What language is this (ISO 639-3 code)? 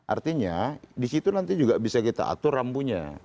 ind